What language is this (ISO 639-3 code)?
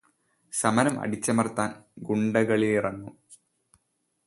mal